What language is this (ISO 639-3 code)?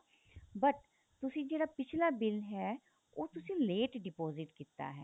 pan